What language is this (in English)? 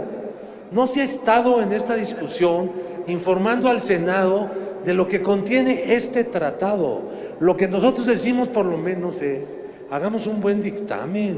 Spanish